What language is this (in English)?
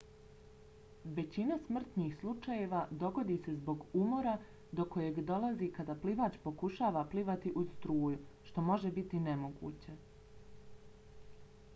Bosnian